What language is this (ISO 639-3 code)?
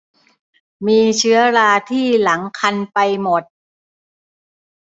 tha